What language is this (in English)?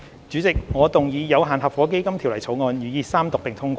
Cantonese